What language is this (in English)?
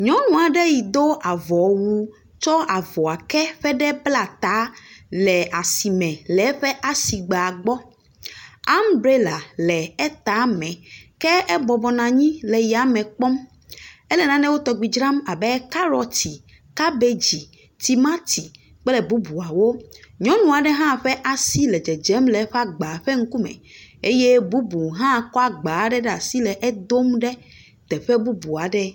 Ewe